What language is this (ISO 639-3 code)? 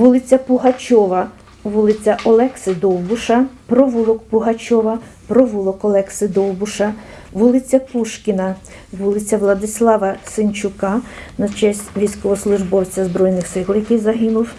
ukr